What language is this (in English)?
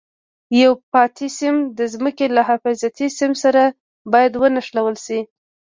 Pashto